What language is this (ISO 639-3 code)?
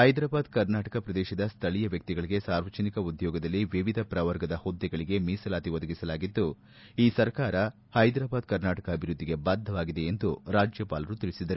kan